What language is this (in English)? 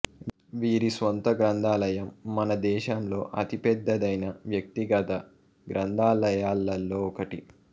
Telugu